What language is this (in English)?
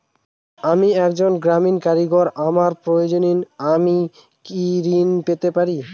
Bangla